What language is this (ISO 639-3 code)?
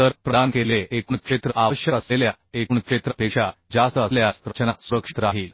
mar